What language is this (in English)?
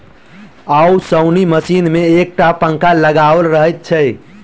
Maithili